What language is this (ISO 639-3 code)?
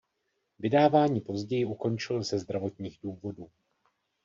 ces